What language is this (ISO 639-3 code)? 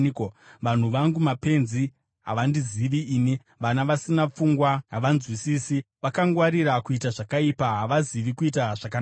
sna